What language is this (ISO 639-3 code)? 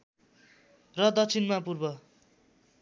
nep